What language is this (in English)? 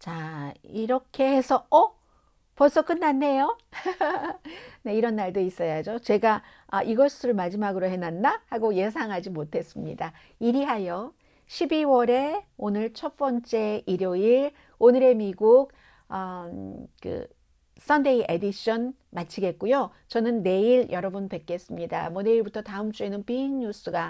Korean